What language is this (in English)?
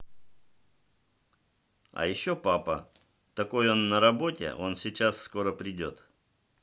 Russian